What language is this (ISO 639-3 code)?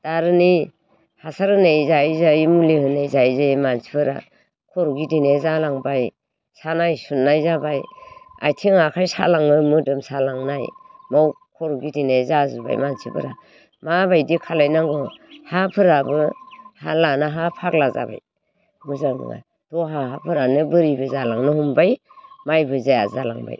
brx